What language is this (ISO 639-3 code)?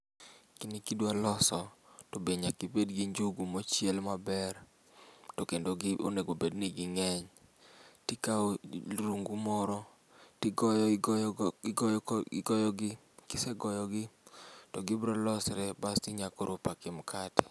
luo